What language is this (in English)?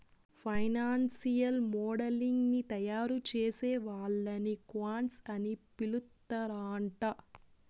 Telugu